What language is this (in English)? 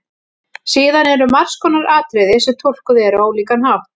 Icelandic